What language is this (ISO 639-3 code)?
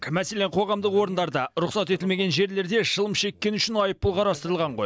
kaz